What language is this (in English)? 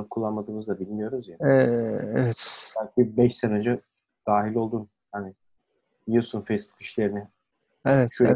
Turkish